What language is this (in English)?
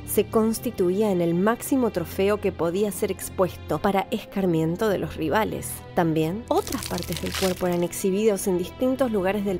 Spanish